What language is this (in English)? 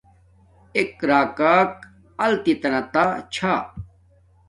Domaaki